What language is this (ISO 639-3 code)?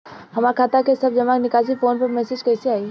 bho